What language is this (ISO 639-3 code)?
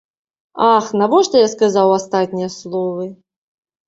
bel